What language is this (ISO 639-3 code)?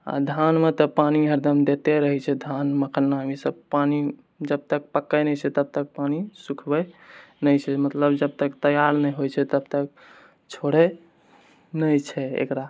mai